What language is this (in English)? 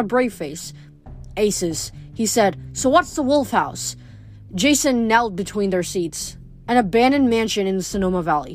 English